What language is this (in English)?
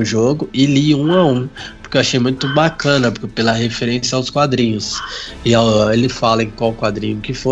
Portuguese